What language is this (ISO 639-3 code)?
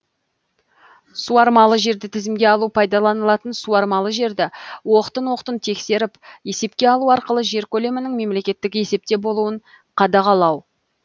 kaz